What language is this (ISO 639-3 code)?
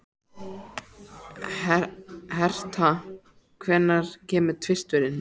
isl